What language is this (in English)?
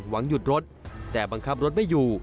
Thai